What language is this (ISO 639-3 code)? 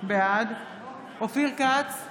heb